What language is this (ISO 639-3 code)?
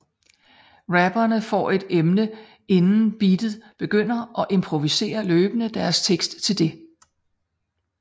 dan